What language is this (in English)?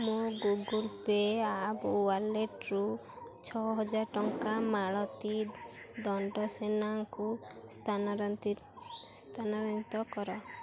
Odia